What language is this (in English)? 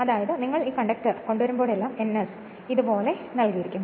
Malayalam